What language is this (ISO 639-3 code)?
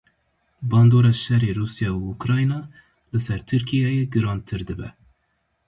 kur